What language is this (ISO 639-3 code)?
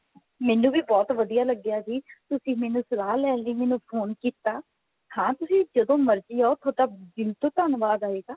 pan